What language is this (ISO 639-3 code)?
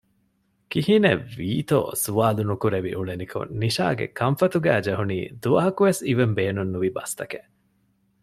div